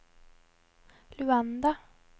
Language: Norwegian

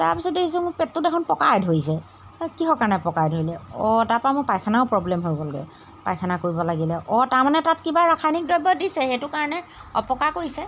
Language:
Assamese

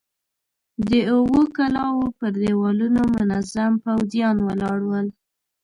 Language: Pashto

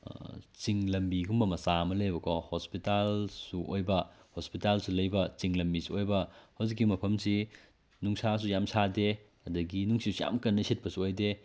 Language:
Manipuri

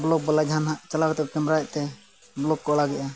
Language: Santali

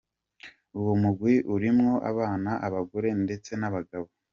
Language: Kinyarwanda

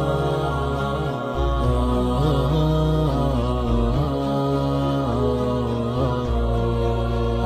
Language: Arabic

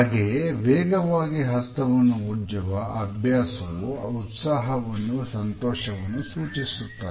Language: Kannada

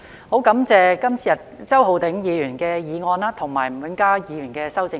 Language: Cantonese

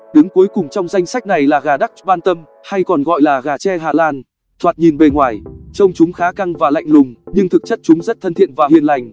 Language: Vietnamese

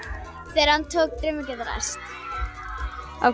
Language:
Icelandic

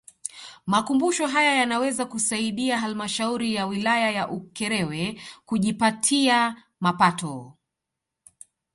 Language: Swahili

